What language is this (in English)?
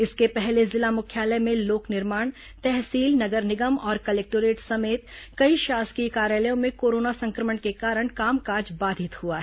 Hindi